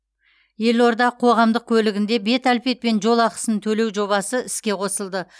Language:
Kazakh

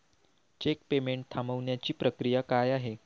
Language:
Marathi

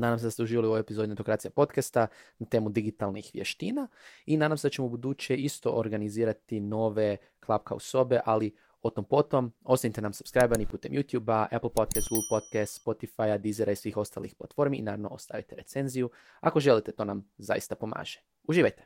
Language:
Croatian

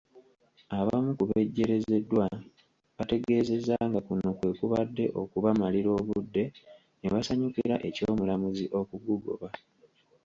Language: Ganda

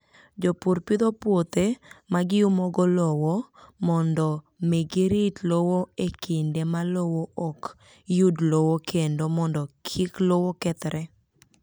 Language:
Luo (Kenya and Tanzania)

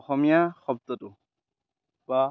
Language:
Assamese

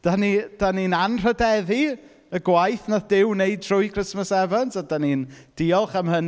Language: Welsh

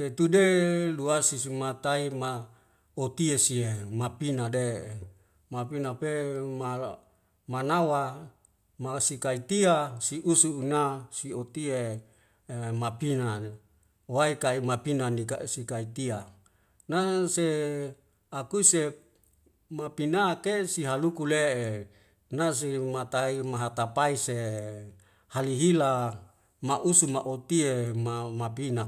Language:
Wemale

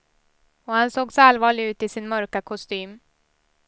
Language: Swedish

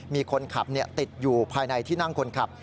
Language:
Thai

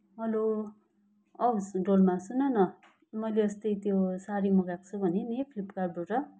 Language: Nepali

